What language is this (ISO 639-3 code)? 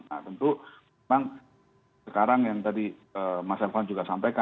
ind